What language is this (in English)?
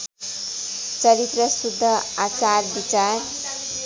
Nepali